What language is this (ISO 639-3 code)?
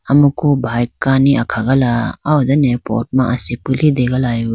clk